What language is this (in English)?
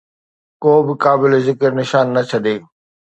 Sindhi